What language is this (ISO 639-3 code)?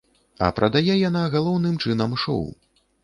bel